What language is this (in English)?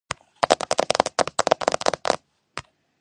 Georgian